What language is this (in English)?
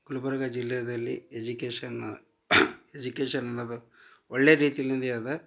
Kannada